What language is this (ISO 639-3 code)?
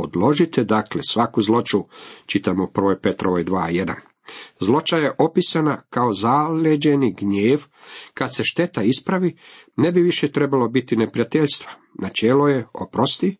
hrv